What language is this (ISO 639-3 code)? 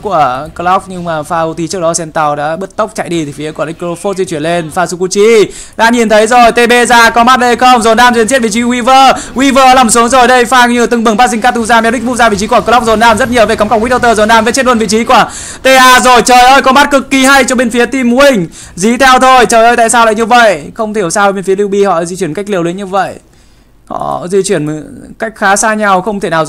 vie